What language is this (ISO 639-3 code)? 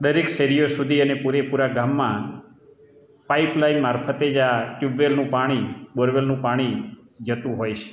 guj